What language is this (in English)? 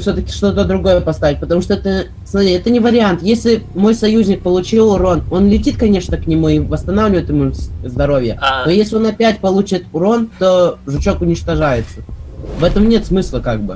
Russian